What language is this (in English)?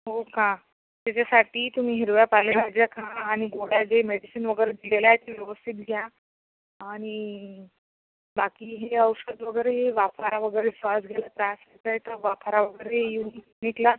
Marathi